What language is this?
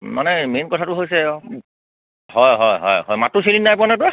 Assamese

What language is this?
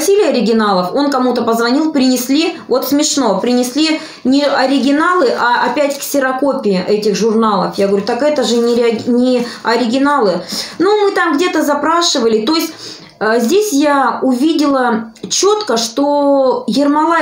Russian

